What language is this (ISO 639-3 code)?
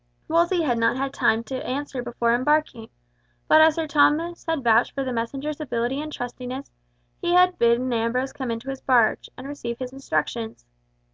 eng